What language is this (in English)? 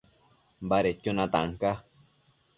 Matsés